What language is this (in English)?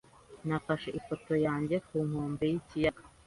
Kinyarwanda